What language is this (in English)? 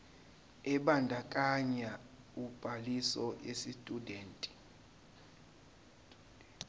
Zulu